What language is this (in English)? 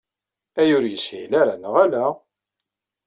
Kabyle